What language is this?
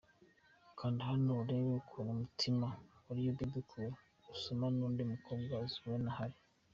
Kinyarwanda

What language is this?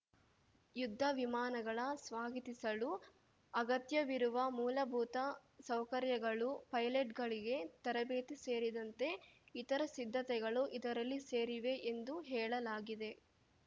Kannada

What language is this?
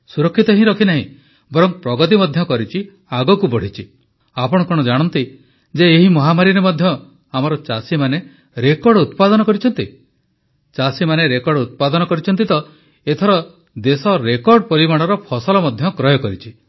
Odia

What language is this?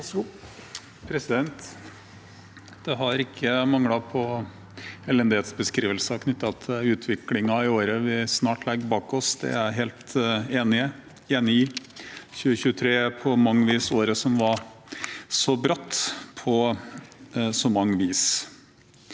Norwegian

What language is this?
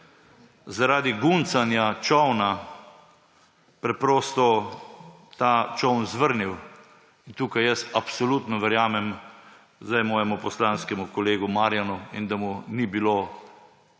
Slovenian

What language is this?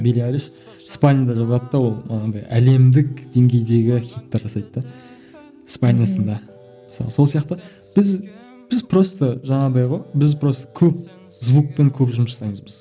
Kazakh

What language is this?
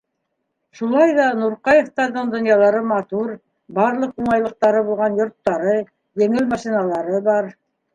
Bashkir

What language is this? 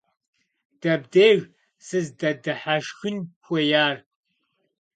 Kabardian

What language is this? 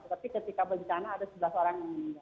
Indonesian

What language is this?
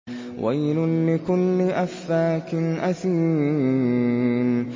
Arabic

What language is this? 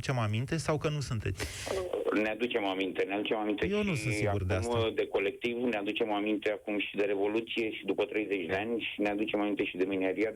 Romanian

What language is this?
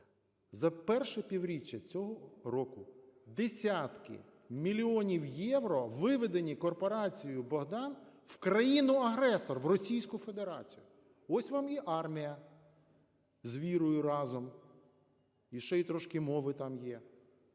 Ukrainian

